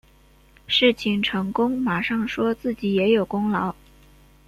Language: Chinese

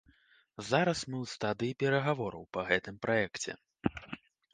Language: Belarusian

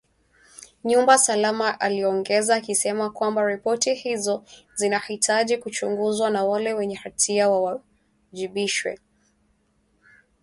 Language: Swahili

